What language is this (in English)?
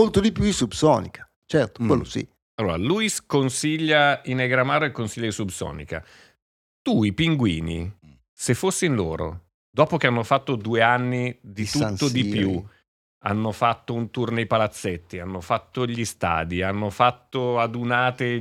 Italian